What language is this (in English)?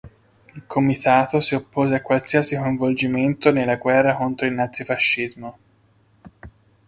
Italian